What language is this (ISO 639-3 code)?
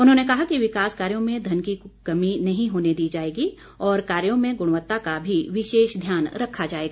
hin